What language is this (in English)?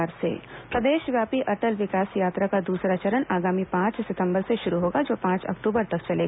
Hindi